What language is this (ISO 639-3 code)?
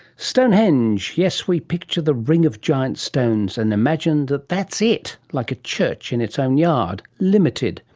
eng